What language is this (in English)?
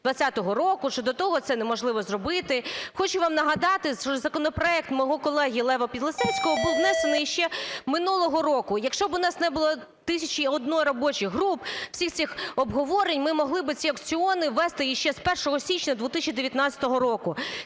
Ukrainian